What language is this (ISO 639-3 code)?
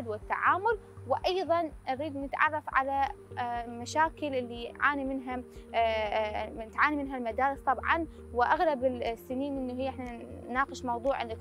ara